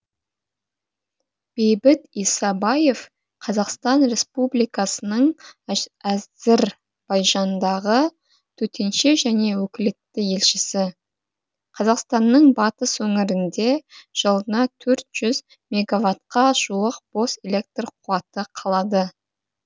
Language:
Kazakh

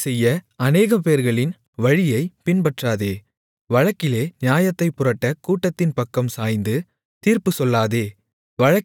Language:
Tamil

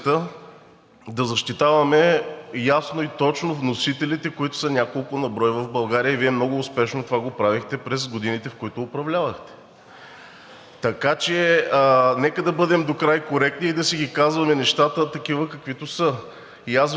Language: Bulgarian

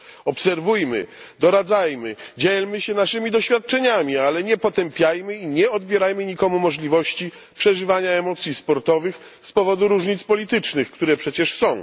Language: Polish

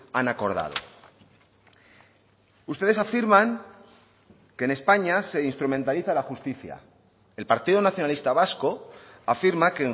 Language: Spanish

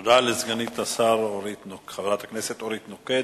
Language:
Hebrew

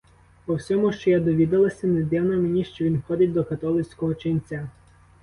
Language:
Ukrainian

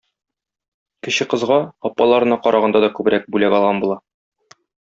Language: Tatar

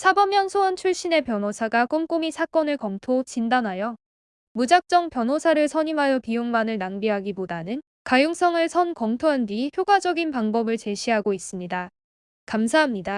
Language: Korean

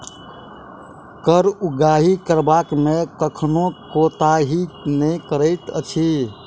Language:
Maithili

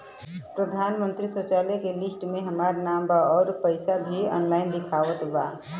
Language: Bhojpuri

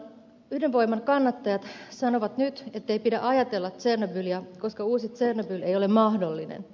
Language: Finnish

